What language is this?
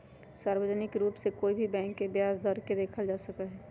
Magahi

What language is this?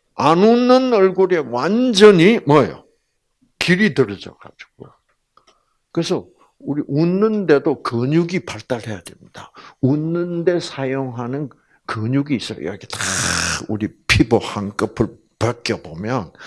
Korean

